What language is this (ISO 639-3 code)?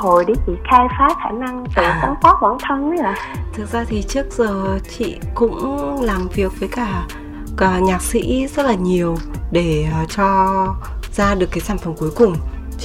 vie